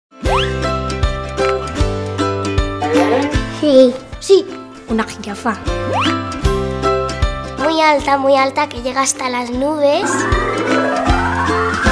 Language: Spanish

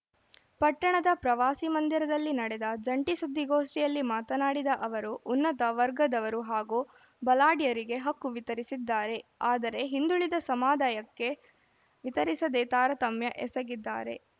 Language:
Kannada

